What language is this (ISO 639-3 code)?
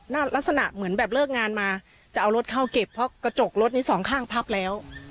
tha